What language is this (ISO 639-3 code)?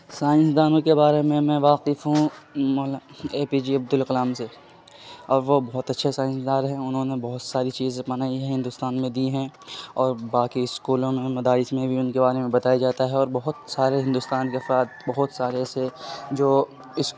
urd